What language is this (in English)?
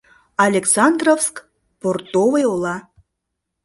Mari